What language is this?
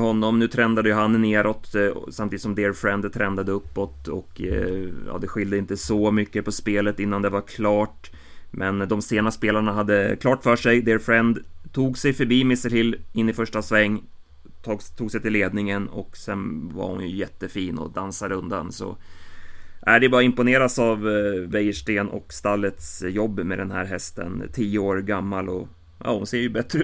Swedish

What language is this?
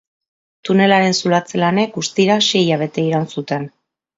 Basque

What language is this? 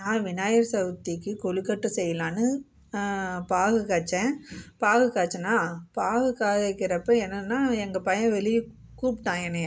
Tamil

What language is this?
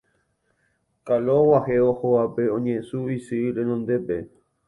Guarani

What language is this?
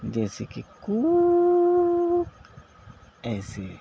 Urdu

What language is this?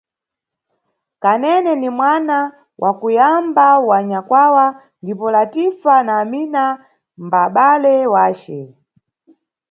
Nyungwe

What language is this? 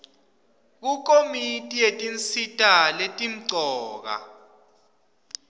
Swati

